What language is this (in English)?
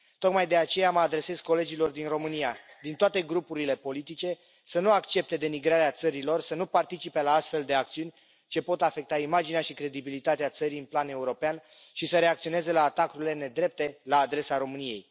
Romanian